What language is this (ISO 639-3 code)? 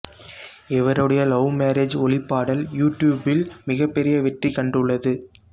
tam